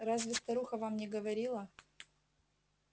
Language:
Russian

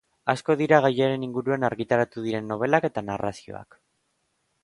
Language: Basque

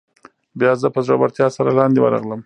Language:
Pashto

